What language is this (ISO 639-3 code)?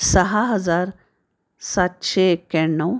mar